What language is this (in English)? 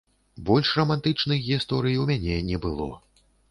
Belarusian